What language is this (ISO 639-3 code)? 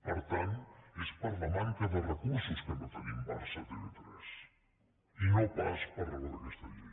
cat